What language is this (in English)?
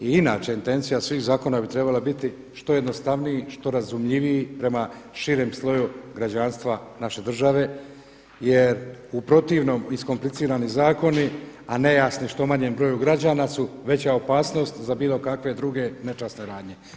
Croatian